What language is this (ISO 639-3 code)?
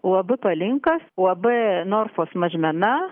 lit